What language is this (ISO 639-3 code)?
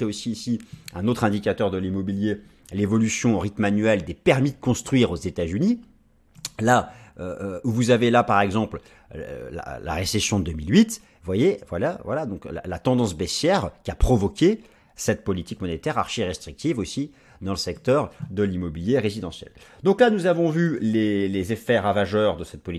fra